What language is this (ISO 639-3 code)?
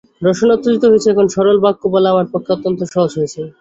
ben